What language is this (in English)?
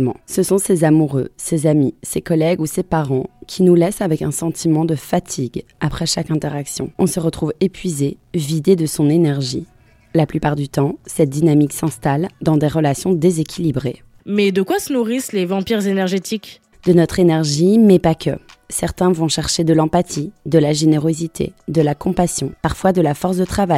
French